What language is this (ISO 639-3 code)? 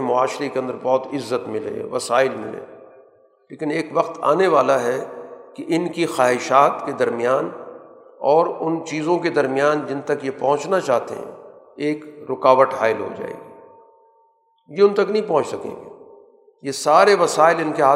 urd